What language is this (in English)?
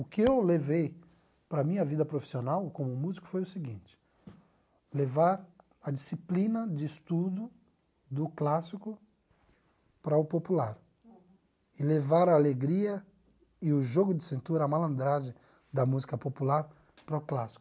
Portuguese